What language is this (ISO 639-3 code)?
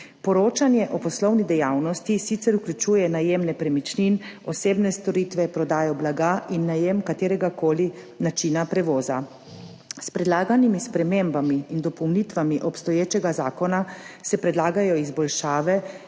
slv